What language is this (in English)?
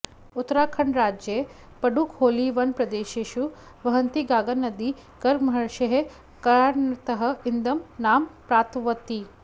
Sanskrit